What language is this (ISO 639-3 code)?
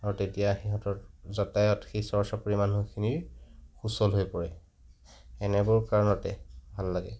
asm